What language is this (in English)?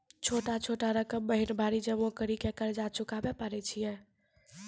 Maithili